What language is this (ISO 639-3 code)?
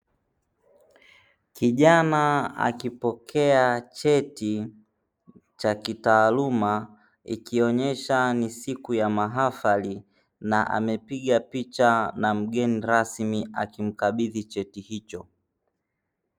swa